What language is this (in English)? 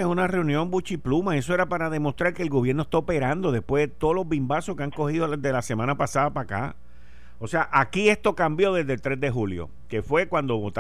Spanish